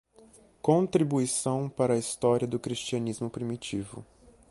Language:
Portuguese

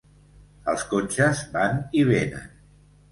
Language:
Catalan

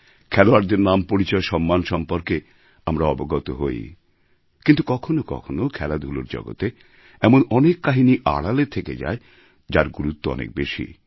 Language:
Bangla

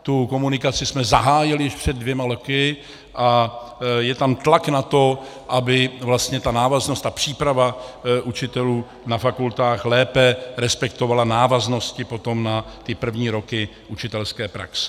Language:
Czech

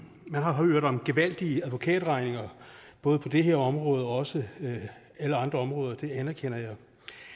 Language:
Danish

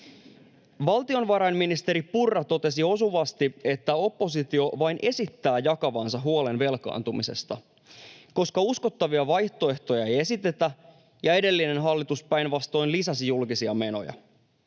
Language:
Finnish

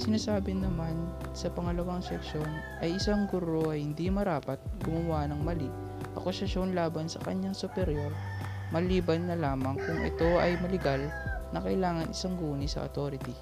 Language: Filipino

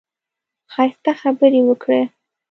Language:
Pashto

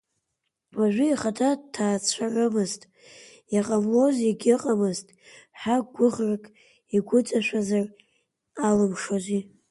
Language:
Abkhazian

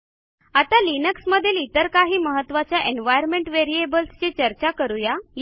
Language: Marathi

